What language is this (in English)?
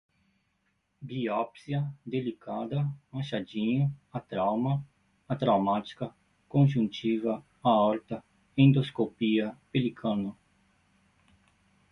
Portuguese